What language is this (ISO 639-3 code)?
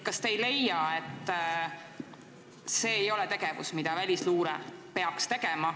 est